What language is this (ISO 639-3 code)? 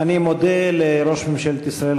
heb